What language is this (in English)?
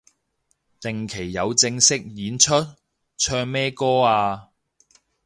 Cantonese